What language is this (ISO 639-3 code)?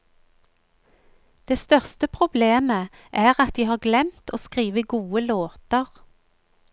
nor